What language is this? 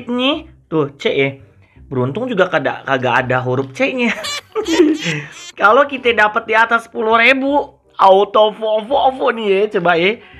Indonesian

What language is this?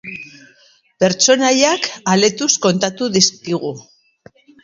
Basque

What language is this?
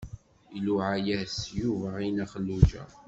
Kabyle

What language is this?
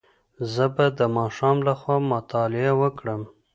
Pashto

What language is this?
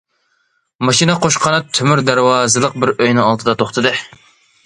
Uyghur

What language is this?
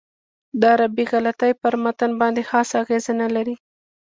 Pashto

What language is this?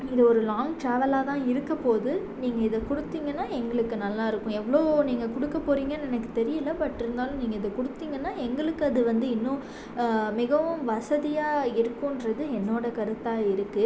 Tamil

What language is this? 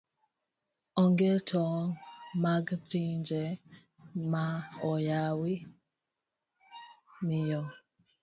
Luo (Kenya and Tanzania)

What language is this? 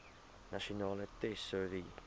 Afrikaans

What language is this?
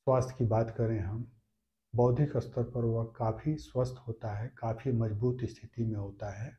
Hindi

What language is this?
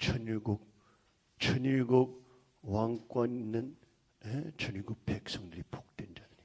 Korean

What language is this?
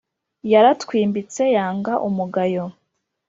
Kinyarwanda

